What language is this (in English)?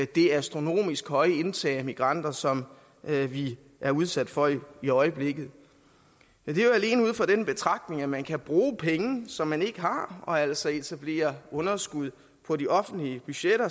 Danish